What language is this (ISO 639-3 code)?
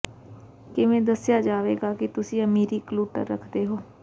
pan